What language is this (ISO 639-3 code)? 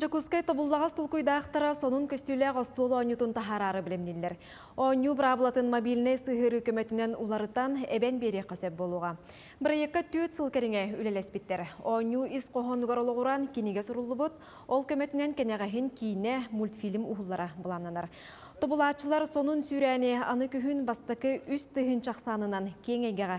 tur